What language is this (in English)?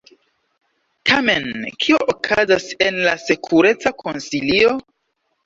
Esperanto